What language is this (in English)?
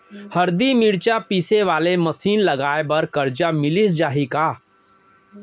Chhattisgarhi